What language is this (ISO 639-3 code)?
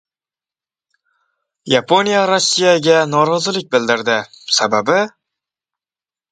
uzb